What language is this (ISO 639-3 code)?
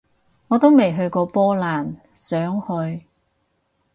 yue